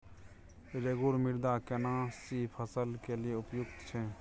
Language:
Maithili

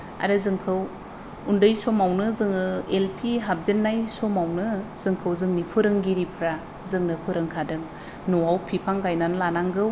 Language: Bodo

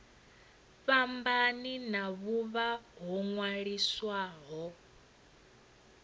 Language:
Venda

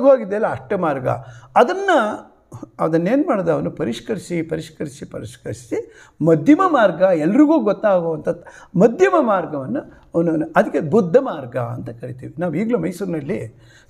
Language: Romanian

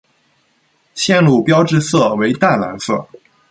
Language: Chinese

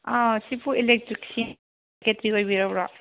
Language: Manipuri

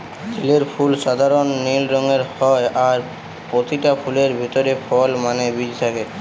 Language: Bangla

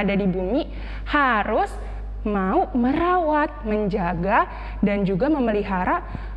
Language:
Indonesian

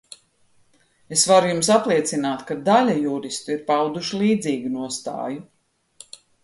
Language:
Latvian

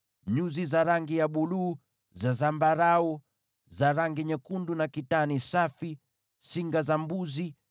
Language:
Swahili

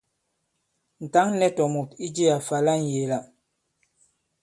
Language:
Bankon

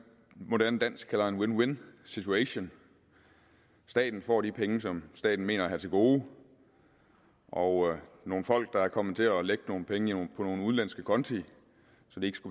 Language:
Danish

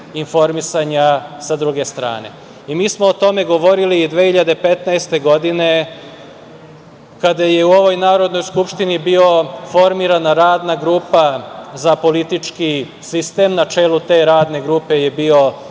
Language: Serbian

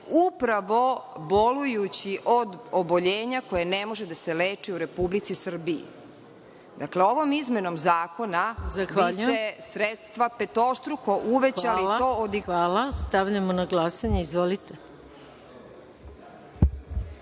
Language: Serbian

